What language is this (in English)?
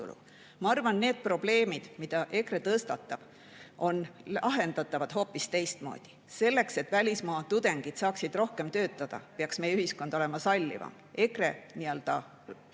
Estonian